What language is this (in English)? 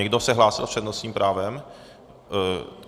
Czech